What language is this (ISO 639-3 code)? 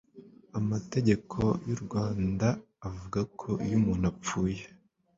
kin